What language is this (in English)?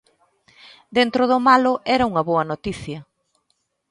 Galician